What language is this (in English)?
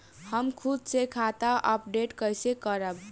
Bhojpuri